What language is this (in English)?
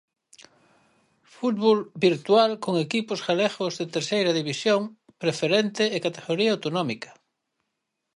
Galician